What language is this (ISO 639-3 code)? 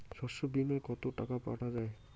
ben